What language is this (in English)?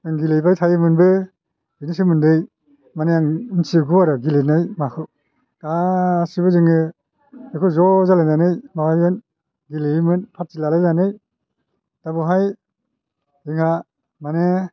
Bodo